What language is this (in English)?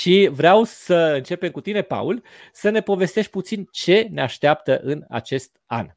Romanian